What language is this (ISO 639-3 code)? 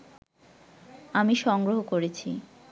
ben